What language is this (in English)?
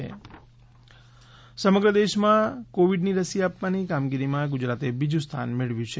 Gujarati